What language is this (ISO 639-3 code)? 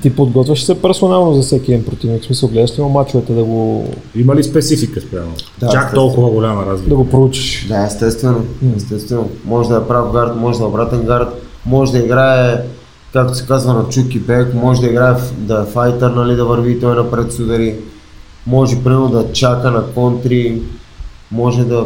bul